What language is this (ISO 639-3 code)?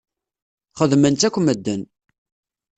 kab